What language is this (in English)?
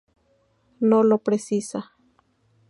Spanish